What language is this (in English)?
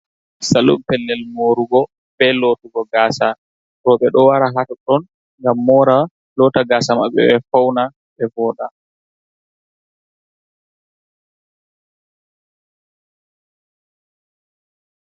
Fula